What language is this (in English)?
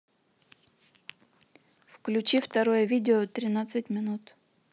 Russian